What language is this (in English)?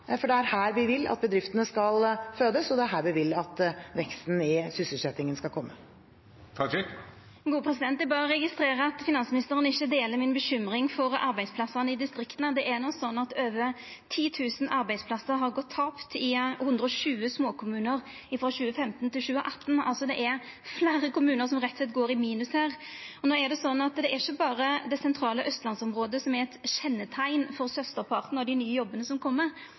Norwegian